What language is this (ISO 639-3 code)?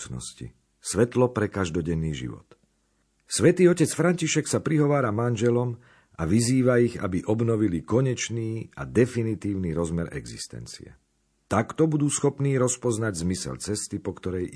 slk